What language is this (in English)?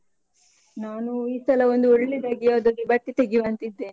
Kannada